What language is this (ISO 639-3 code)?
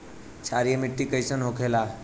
bho